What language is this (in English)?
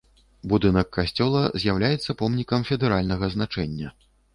Belarusian